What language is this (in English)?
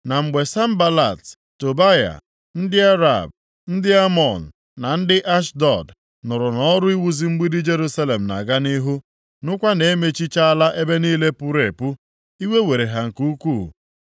Igbo